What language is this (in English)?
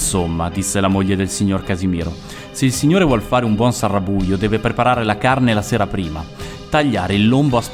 Italian